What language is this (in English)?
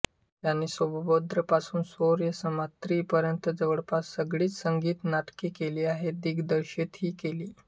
Marathi